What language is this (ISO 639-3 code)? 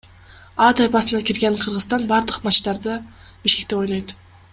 kir